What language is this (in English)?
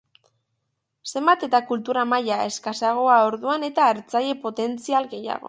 Basque